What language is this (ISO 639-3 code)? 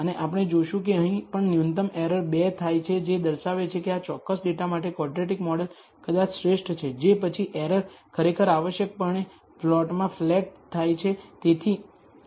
guj